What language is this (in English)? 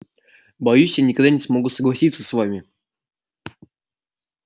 Russian